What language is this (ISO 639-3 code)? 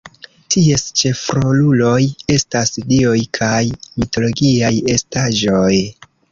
epo